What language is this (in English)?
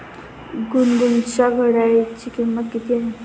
Marathi